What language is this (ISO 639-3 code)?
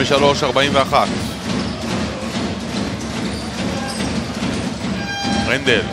heb